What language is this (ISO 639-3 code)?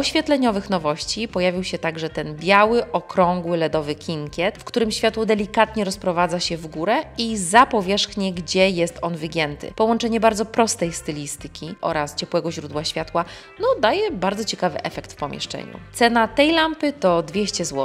pol